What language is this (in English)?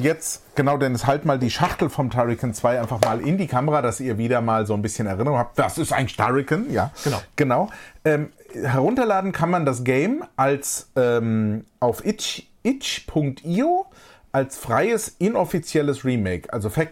German